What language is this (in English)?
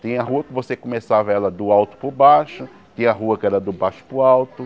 Portuguese